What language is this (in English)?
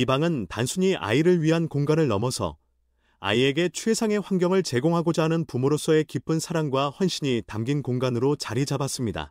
Korean